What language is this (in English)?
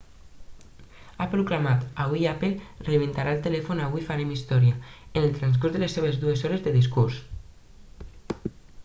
Catalan